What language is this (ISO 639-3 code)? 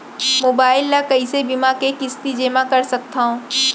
hne